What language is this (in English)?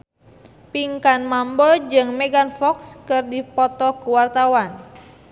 Sundanese